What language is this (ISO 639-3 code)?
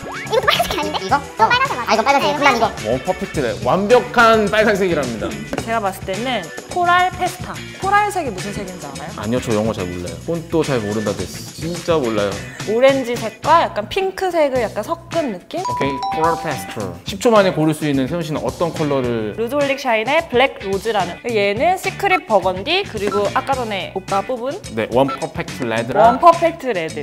kor